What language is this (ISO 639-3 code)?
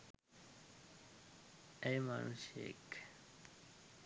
sin